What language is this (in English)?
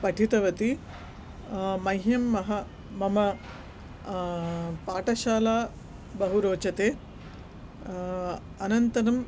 Sanskrit